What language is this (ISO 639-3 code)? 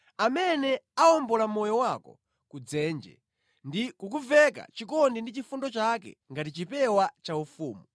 nya